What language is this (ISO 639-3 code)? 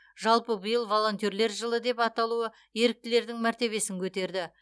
kaz